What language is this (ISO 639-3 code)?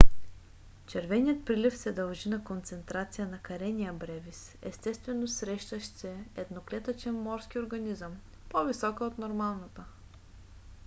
bul